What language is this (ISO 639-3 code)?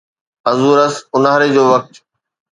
snd